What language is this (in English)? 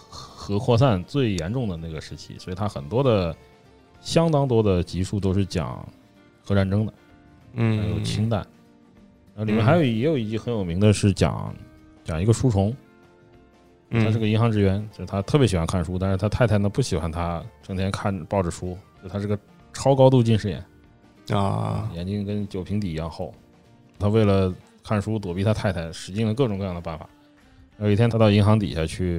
Chinese